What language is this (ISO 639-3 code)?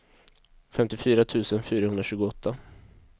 swe